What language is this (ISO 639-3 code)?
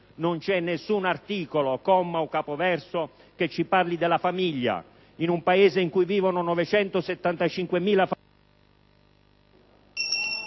ita